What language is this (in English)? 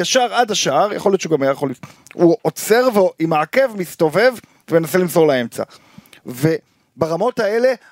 Hebrew